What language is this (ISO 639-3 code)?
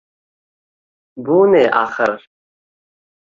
uzb